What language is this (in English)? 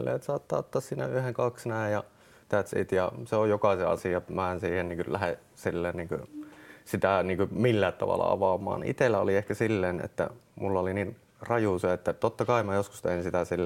Finnish